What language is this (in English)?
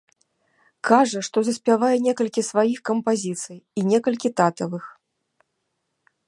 Belarusian